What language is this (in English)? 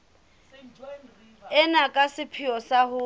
Southern Sotho